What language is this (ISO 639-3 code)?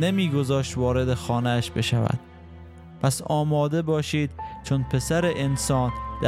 fas